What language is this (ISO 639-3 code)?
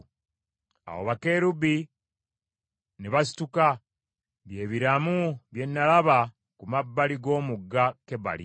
lug